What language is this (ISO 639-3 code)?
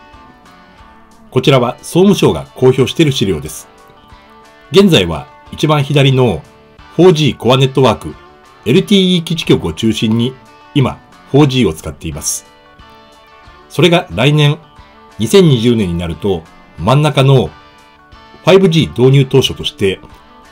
jpn